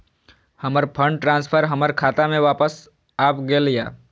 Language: Maithili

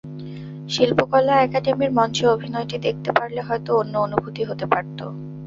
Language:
Bangla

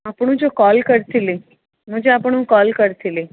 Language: Odia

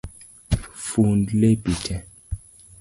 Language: Luo (Kenya and Tanzania)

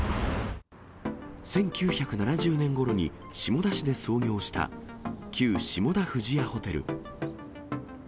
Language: Japanese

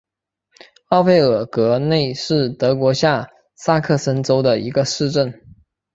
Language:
Chinese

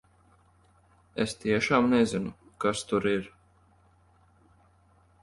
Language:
Latvian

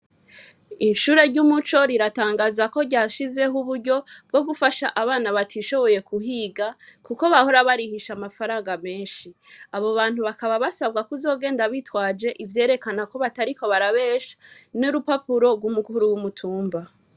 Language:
Rundi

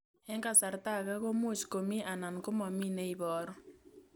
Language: Kalenjin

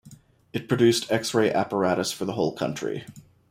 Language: English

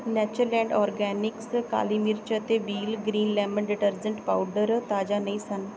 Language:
Punjabi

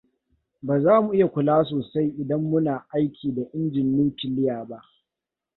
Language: Hausa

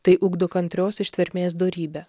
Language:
Lithuanian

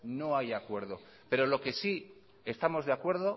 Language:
Spanish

